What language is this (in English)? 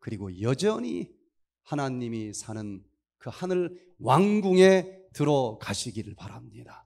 Korean